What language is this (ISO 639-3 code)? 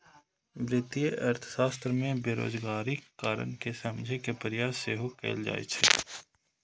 mai